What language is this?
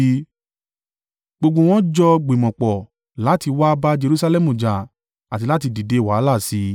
Yoruba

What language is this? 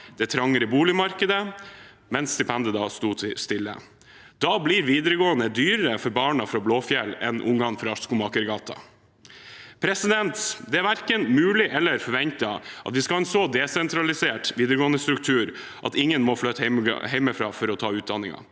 Norwegian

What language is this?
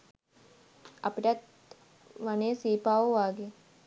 Sinhala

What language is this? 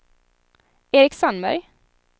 Swedish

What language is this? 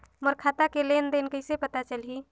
Chhattisgarhi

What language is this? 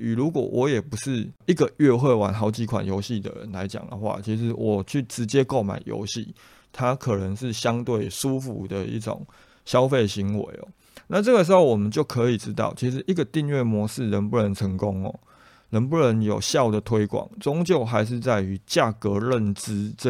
Chinese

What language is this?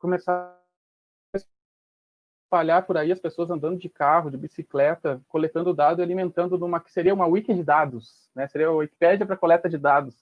Portuguese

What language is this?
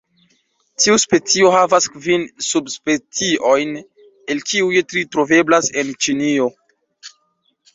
Esperanto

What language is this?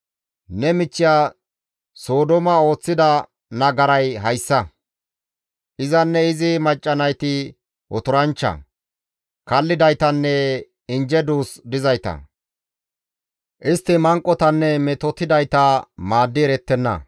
Gamo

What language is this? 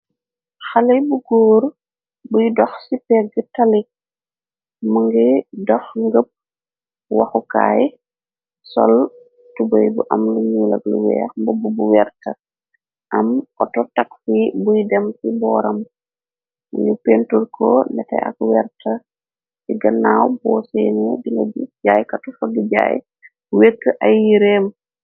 Wolof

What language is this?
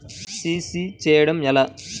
Telugu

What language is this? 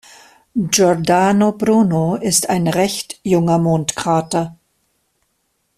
German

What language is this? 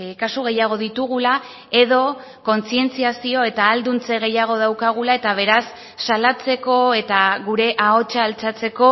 Basque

